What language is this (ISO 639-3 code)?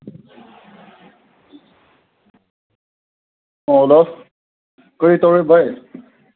mni